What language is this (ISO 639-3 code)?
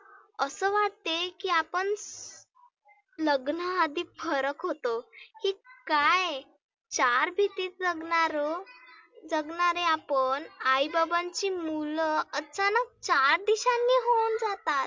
mar